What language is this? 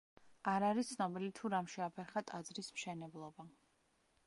Georgian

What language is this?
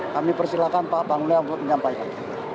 Indonesian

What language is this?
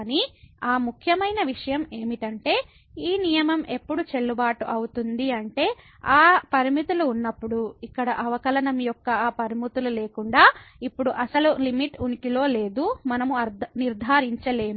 Telugu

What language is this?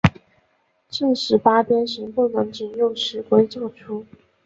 Chinese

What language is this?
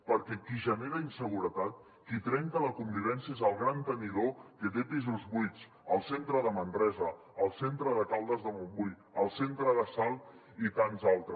Catalan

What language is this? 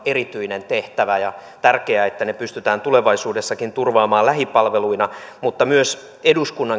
Finnish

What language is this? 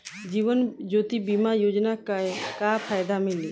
Bhojpuri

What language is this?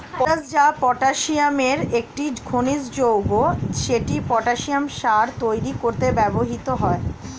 Bangla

